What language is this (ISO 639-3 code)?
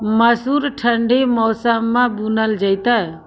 mai